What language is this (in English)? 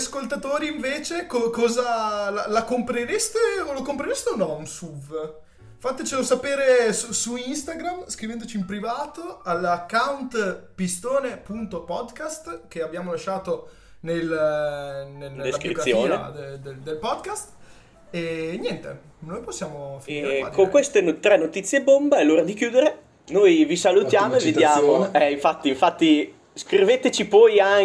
Italian